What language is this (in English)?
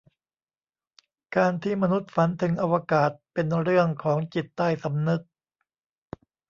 Thai